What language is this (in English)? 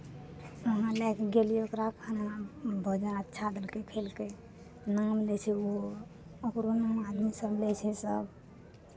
Maithili